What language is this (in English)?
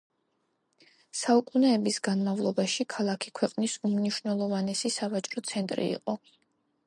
Georgian